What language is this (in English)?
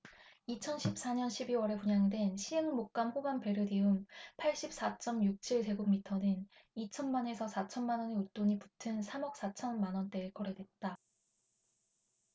Korean